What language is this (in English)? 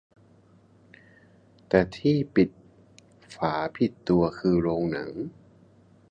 Thai